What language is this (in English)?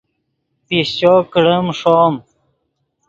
Yidgha